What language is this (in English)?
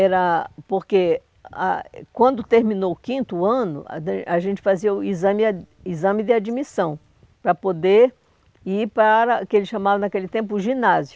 Portuguese